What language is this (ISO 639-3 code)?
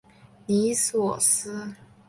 zho